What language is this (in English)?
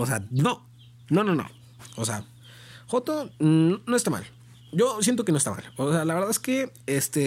Spanish